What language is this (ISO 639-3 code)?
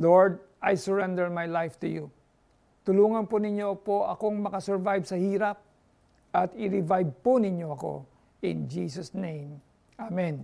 fil